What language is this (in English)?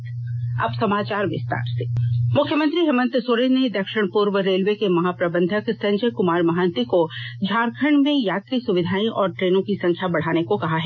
Hindi